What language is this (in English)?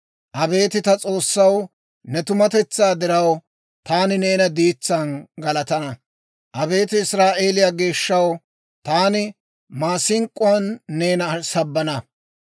Dawro